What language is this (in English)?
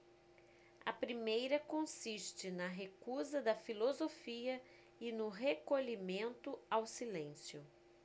Portuguese